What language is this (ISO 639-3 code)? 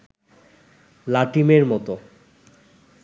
ben